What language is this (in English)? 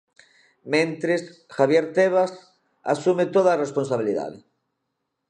Galician